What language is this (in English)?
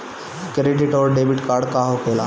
Bhojpuri